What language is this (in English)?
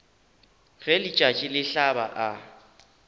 Northern Sotho